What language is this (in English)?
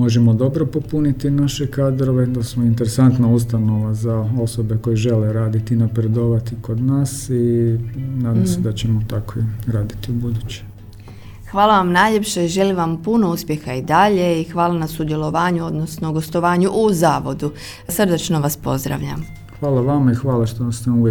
Croatian